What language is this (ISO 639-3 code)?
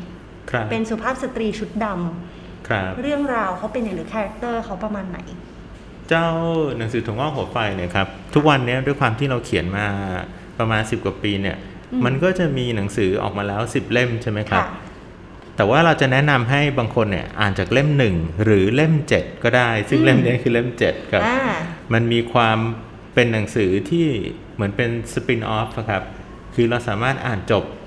tha